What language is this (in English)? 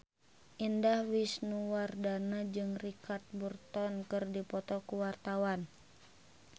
Sundanese